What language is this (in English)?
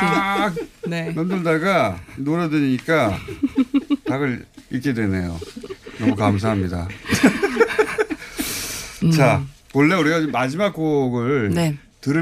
Korean